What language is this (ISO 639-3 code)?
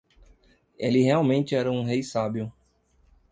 por